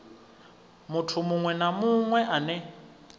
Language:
Venda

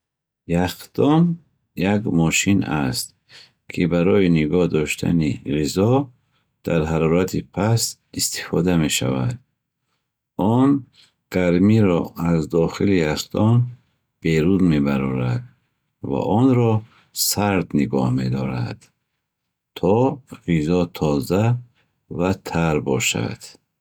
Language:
Bukharic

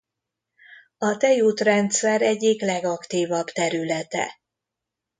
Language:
Hungarian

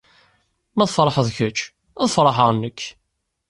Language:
Kabyle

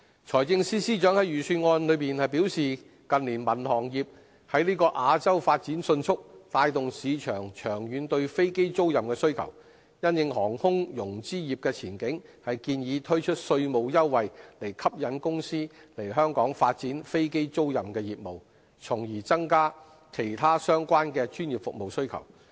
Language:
Cantonese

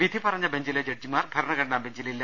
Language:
Malayalam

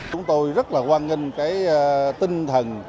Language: Vietnamese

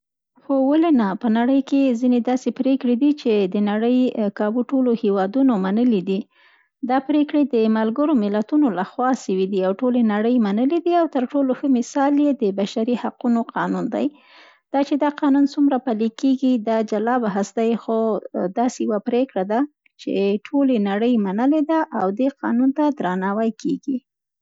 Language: Central Pashto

